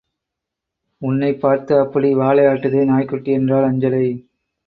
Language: Tamil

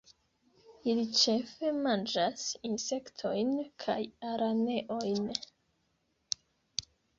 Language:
Esperanto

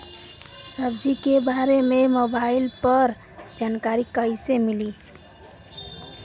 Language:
Bhojpuri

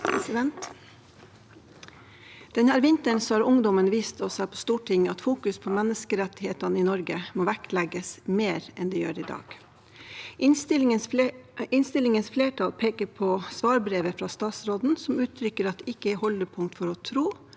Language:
Norwegian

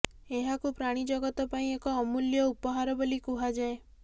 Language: Odia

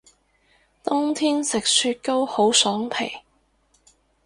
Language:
Cantonese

